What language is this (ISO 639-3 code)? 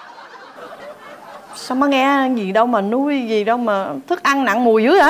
vie